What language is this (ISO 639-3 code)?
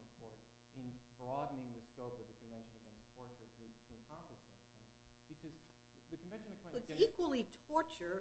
eng